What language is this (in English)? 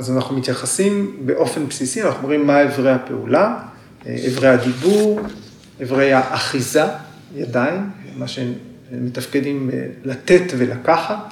Hebrew